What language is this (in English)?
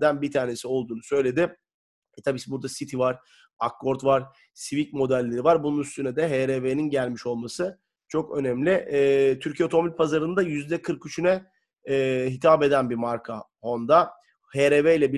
Turkish